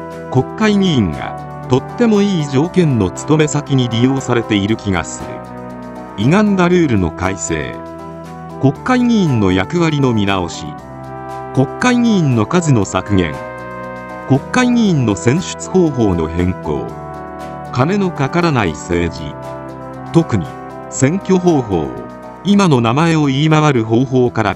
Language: Japanese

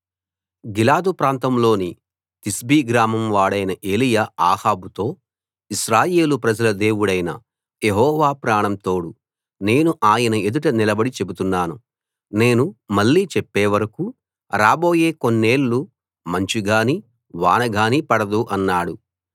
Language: Telugu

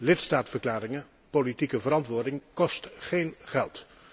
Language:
Dutch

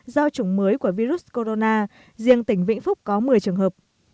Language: Vietnamese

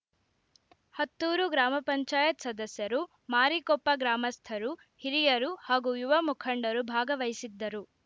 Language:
Kannada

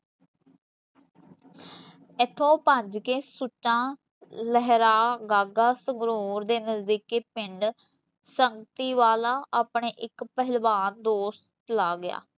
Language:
Punjabi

